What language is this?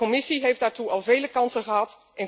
Dutch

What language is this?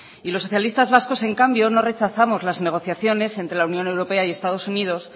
Spanish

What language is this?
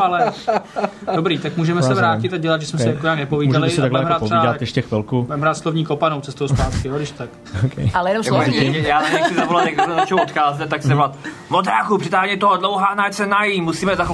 Czech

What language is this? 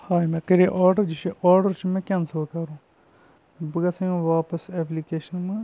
Kashmiri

